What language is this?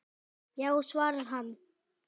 Icelandic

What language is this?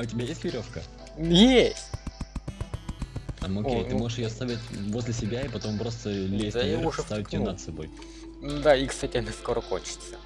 Russian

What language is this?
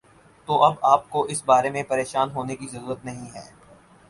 Urdu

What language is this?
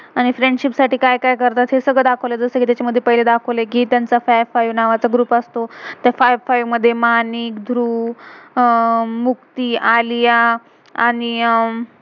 Marathi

